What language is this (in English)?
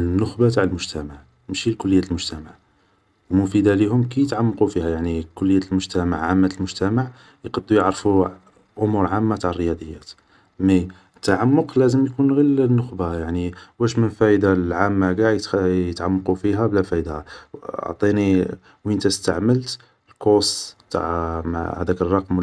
Algerian Arabic